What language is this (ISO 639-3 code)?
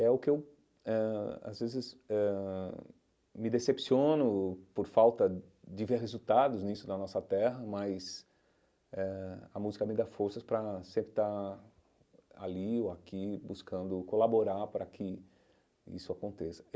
por